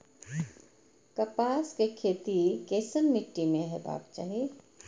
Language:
Maithili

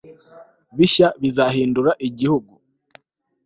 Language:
Kinyarwanda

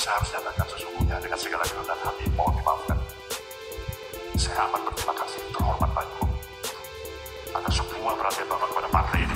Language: Indonesian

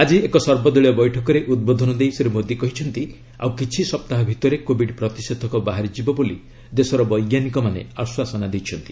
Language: Odia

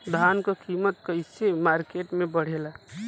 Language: Bhojpuri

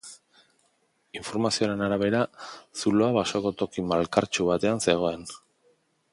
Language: Basque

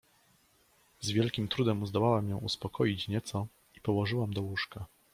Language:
Polish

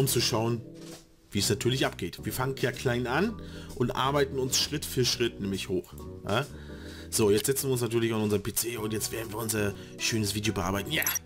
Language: German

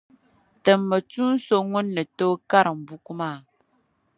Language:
Dagbani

